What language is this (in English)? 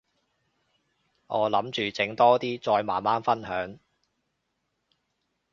Cantonese